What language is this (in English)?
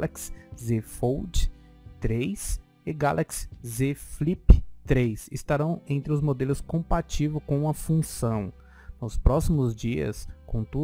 Portuguese